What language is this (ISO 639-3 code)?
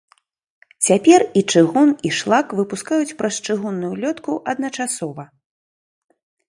bel